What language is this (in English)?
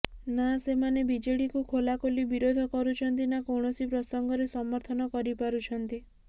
Odia